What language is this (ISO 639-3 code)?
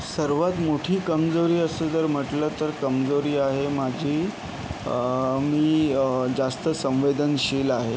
mar